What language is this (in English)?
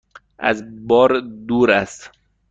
Persian